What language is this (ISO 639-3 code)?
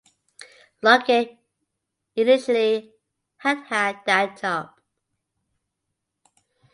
eng